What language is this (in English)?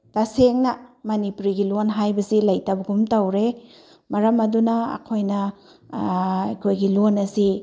Manipuri